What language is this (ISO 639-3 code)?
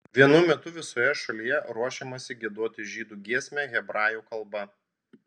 lit